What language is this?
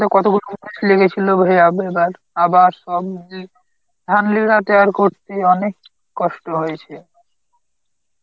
Bangla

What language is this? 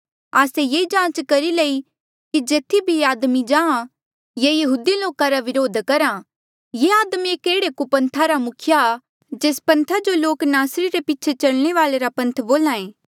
Mandeali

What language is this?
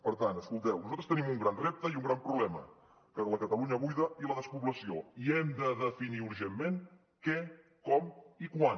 Catalan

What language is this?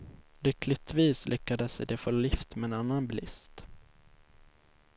Swedish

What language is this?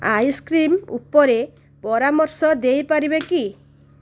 Odia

